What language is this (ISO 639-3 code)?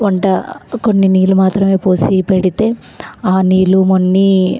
tel